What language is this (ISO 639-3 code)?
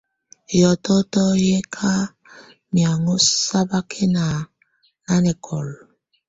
tvu